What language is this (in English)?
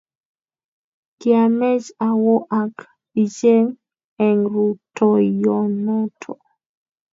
Kalenjin